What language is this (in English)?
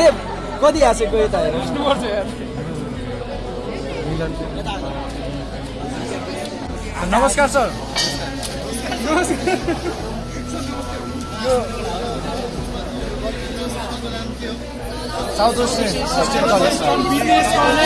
Nepali